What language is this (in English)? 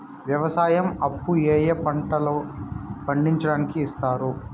Telugu